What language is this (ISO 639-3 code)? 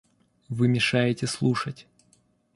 rus